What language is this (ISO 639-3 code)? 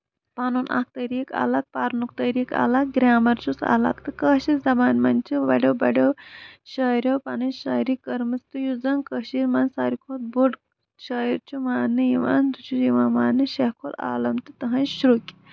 kas